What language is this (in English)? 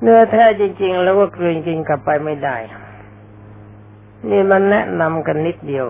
Thai